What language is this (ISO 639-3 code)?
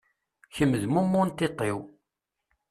kab